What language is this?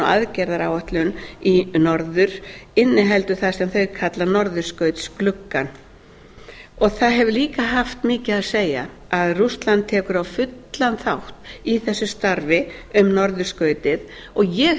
Icelandic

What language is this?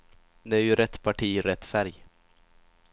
Swedish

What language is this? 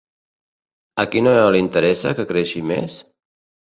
Catalan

